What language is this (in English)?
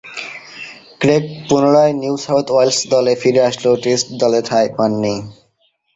Bangla